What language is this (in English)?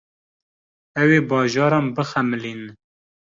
Kurdish